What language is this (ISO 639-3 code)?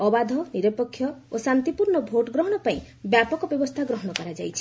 ori